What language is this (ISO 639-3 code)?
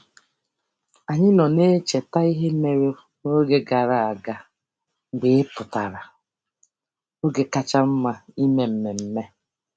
ibo